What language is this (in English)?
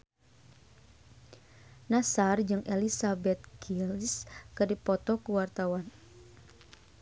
Sundanese